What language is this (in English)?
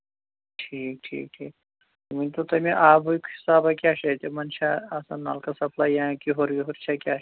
Kashmiri